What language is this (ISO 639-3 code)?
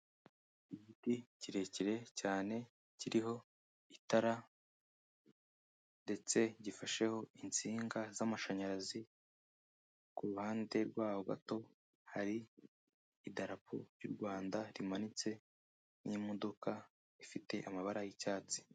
kin